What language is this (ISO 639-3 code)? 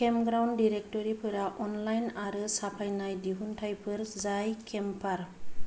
brx